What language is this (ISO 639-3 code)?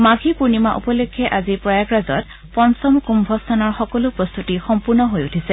asm